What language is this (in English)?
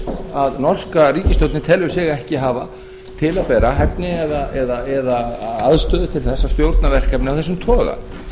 Icelandic